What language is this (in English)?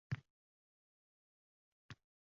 Uzbek